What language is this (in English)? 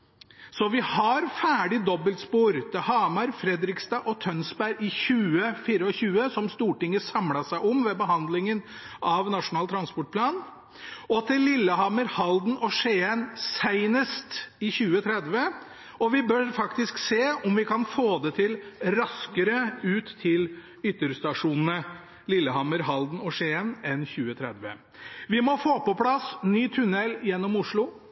Norwegian Bokmål